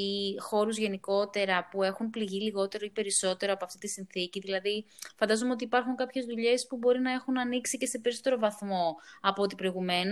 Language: Greek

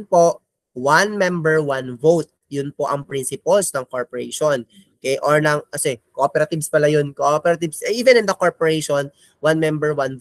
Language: Filipino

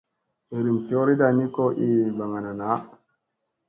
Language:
Musey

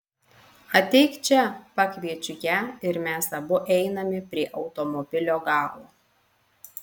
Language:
Lithuanian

